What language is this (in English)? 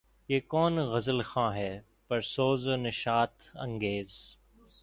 Urdu